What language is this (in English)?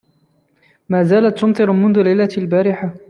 Arabic